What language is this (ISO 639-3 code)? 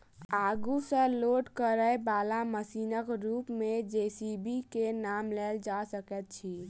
mai